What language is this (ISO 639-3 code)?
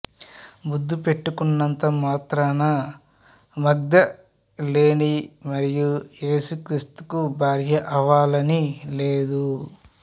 tel